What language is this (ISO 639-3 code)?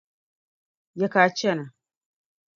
dag